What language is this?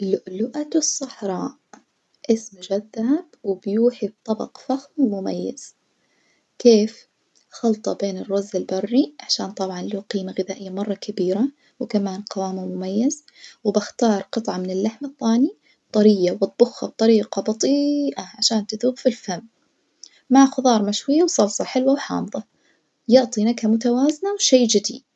Najdi Arabic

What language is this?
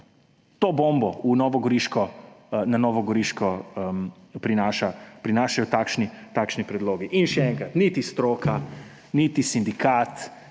Slovenian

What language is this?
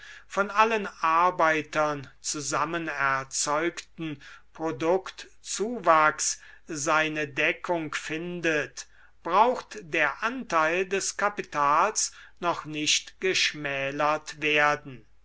German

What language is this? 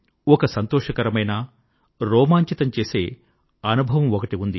Telugu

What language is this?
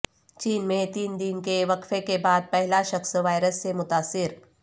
Urdu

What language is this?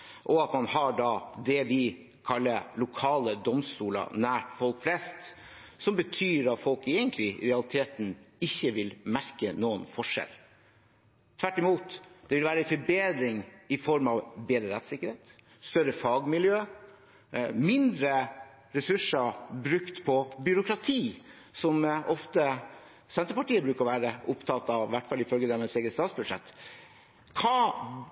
Norwegian Bokmål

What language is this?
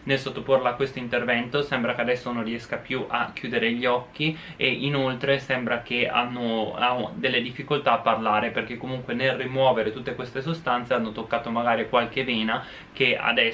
Italian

